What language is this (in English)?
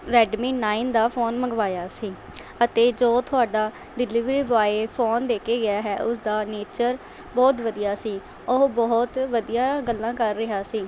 Punjabi